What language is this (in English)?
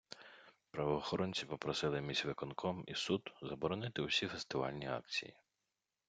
Ukrainian